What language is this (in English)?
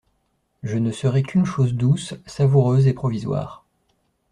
French